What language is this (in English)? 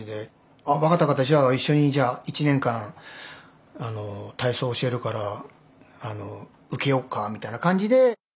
Japanese